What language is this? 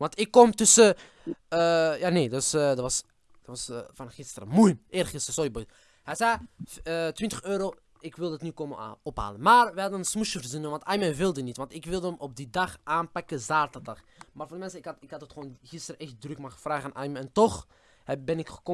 Dutch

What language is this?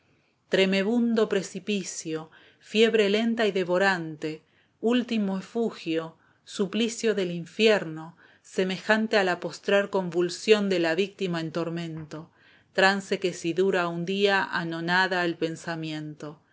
Spanish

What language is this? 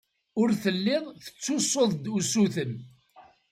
Kabyle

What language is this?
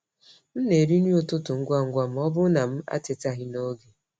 Igbo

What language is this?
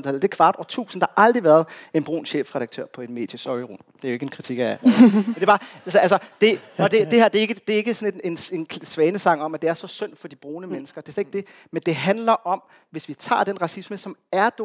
Danish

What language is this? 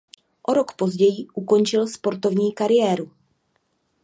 Czech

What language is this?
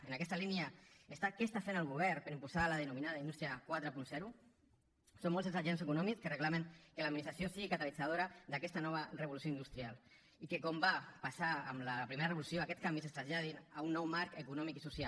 Catalan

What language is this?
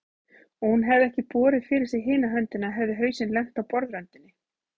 Icelandic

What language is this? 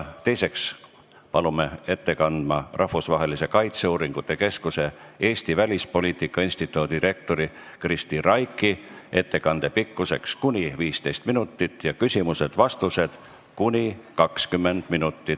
Estonian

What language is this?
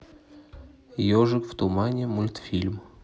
Russian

